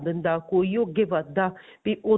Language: Punjabi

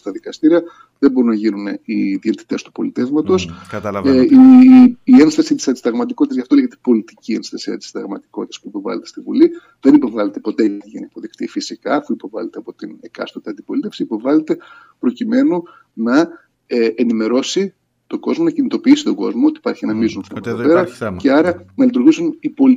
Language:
Greek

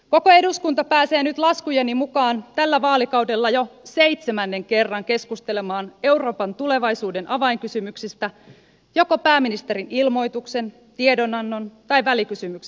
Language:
Finnish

